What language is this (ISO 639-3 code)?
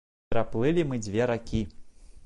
bel